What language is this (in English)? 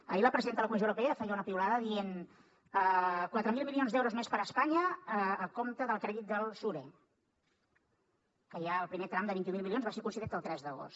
Catalan